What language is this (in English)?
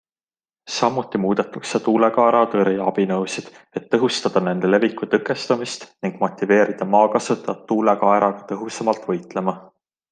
Estonian